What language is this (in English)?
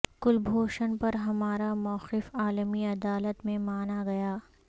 Urdu